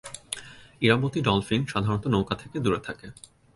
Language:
Bangla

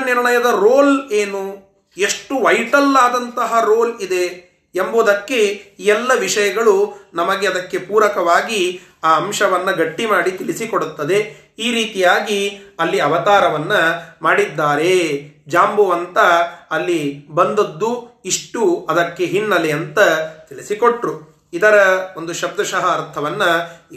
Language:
Kannada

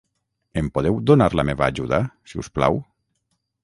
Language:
Catalan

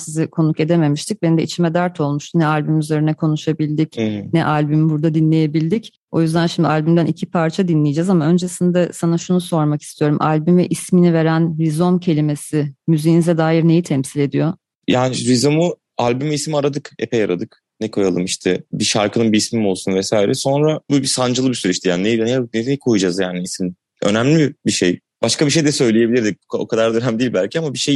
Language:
Turkish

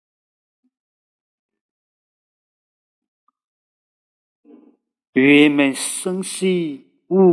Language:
Chinese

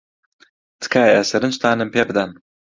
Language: Central Kurdish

